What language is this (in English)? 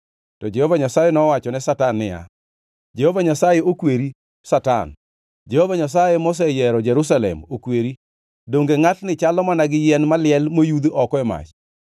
Luo (Kenya and Tanzania)